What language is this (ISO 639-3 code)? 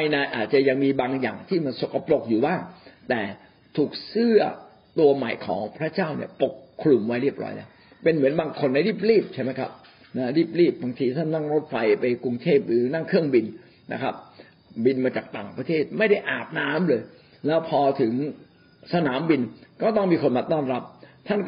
tha